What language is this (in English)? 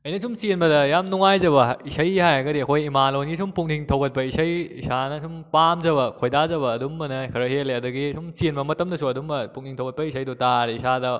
Manipuri